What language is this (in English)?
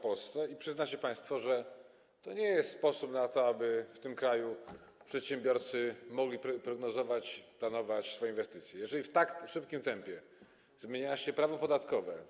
Polish